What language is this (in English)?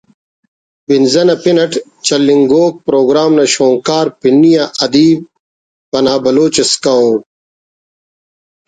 Brahui